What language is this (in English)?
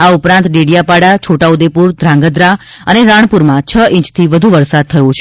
Gujarati